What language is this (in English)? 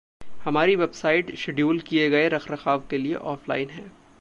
Hindi